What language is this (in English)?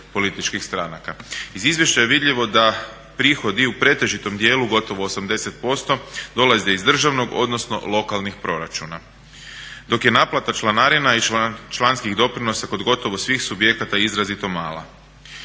Croatian